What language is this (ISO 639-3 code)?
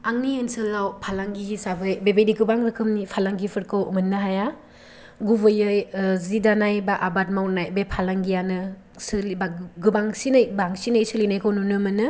brx